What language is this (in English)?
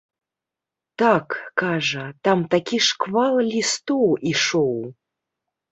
Belarusian